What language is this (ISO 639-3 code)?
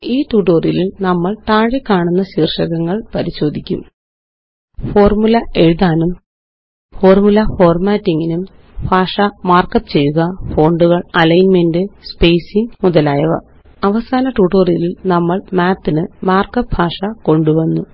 mal